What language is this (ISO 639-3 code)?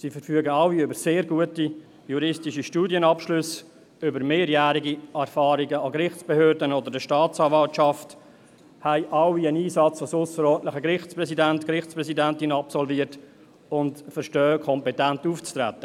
gsw